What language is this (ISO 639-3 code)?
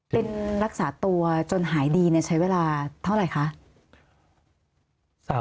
tha